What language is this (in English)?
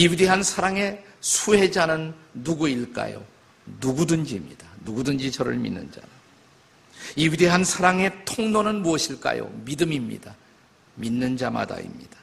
Korean